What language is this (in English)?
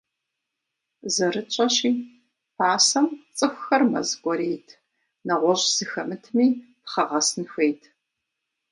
Kabardian